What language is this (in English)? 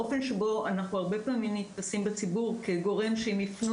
Hebrew